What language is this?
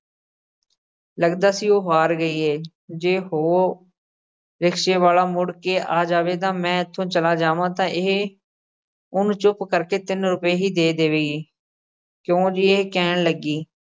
Punjabi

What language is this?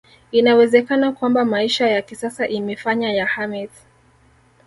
Swahili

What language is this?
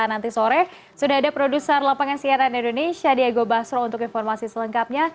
Indonesian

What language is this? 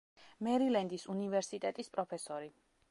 Georgian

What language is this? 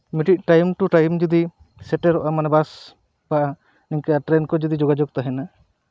Santali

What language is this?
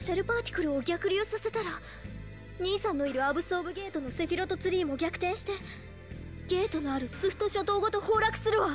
Japanese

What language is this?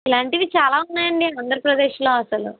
Telugu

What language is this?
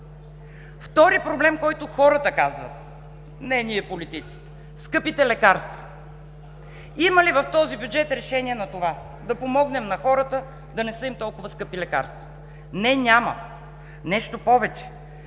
Bulgarian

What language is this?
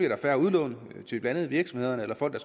Danish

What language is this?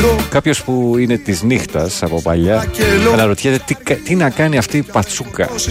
Greek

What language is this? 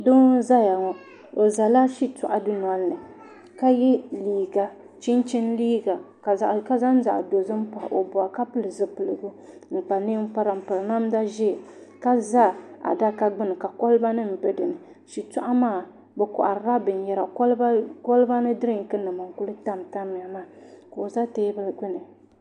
Dagbani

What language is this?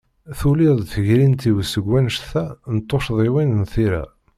Kabyle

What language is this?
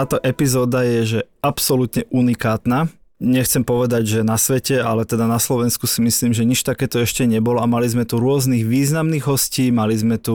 Slovak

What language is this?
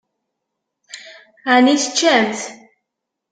Kabyle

